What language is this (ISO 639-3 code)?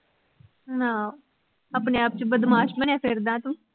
pan